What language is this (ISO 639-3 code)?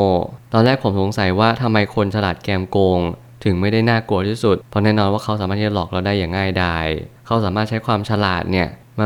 tha